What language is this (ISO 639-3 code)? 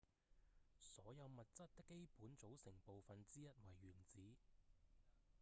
yue